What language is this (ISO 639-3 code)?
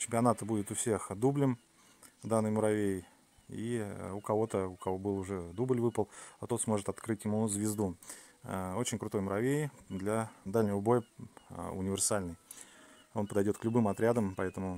rus